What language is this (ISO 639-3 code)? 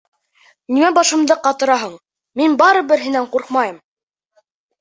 bak